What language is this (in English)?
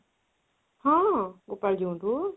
Odia